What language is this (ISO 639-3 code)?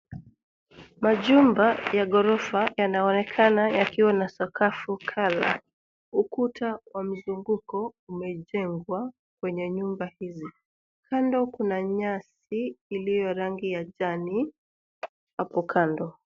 swa